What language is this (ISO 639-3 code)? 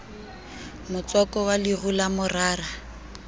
sot